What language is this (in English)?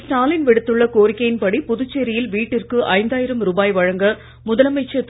Tamil